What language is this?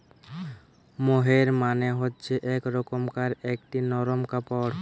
Bangla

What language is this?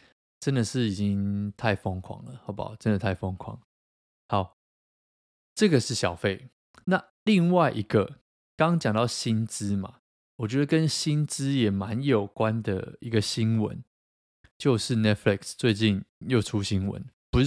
Chinese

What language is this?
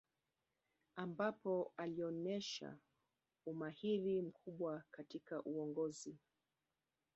Swahili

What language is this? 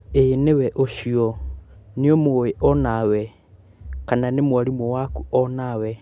Kikuyu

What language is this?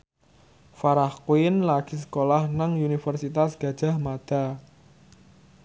Javanese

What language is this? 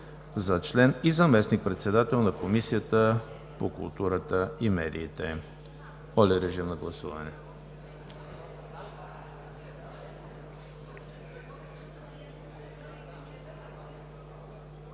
Bulgarian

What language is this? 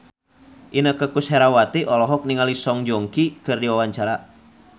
Sundanese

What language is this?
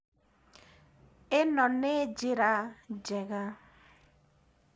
Kikuyu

